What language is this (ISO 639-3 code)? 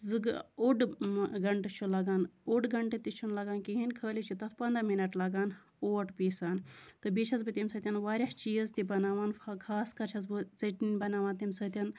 kas